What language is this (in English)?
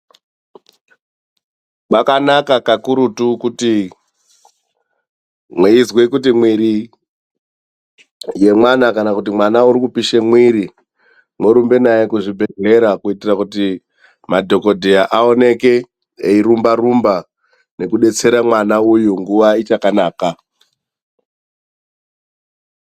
Ndau